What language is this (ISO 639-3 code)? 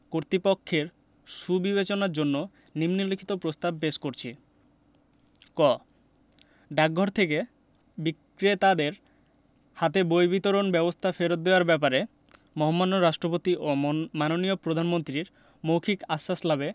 ben